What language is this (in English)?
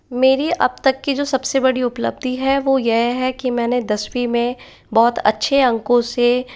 Hindi